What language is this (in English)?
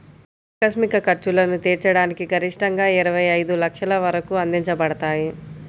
Telugu